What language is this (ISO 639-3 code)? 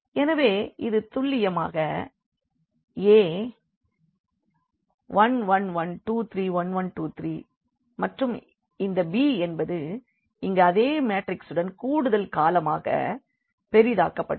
tam